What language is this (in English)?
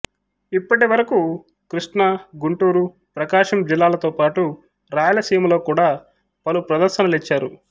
Telugu